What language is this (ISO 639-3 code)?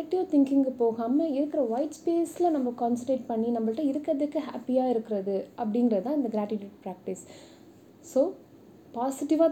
tam